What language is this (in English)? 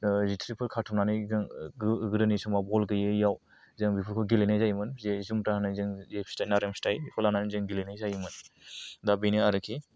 Bodo